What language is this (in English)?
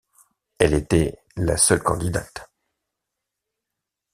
French